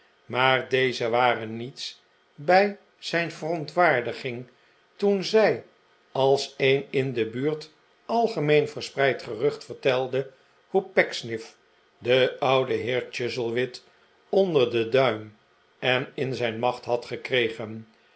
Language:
Dutch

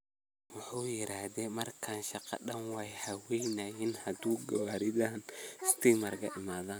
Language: Somali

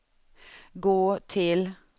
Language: Swedish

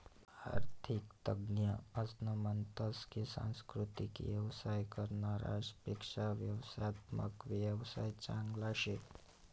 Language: Marathi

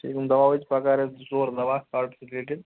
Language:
Kashmiri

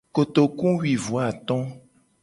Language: Gen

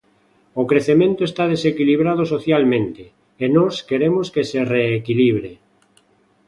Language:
Galician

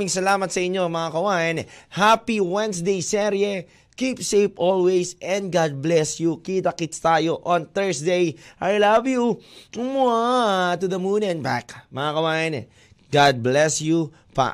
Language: Filipino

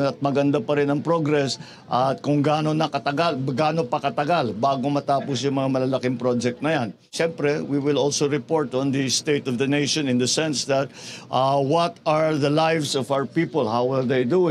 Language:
Filipino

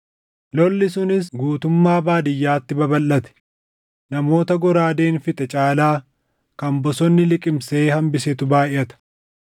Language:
Oromo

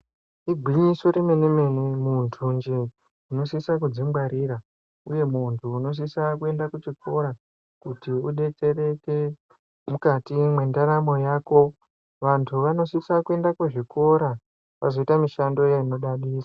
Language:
Ndau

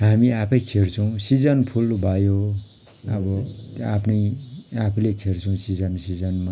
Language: Nepali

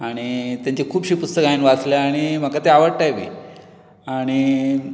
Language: Konkani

